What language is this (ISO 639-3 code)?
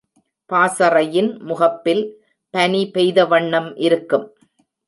tam